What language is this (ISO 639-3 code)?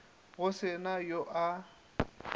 nso